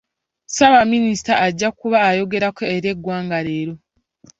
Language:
Ganda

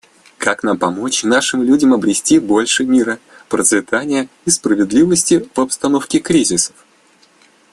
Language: Russian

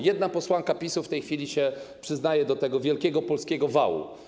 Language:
Polish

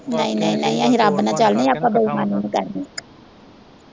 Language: Punjabi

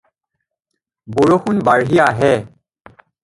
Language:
Assamese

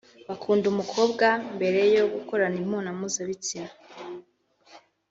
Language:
Kinyarwanda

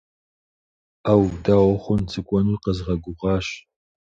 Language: Kabardian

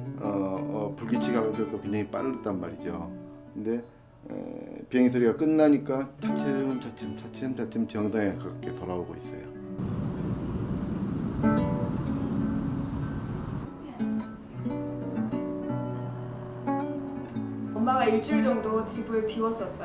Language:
Korean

